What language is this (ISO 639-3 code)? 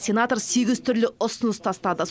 kaz